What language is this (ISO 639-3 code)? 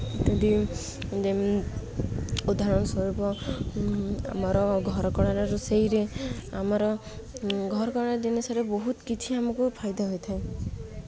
ori